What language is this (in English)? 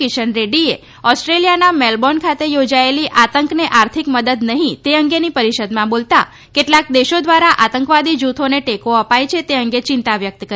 Gujarati